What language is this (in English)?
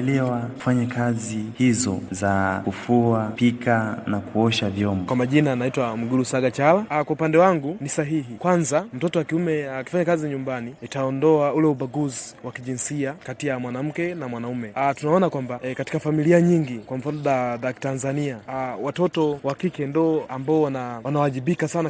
Swahili